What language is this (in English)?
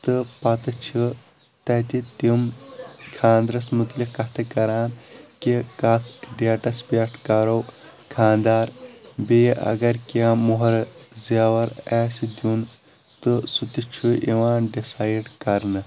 Kashmiri